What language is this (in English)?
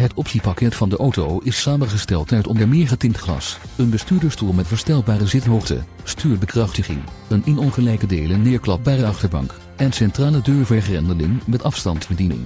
Dutch